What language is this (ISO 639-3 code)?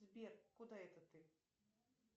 rus